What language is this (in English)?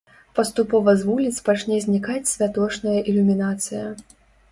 Belarusian